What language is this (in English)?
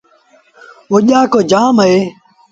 Sindhi Bhil